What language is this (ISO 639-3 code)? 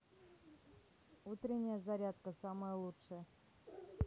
rus